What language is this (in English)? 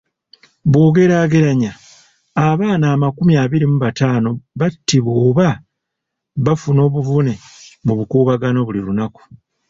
Ganda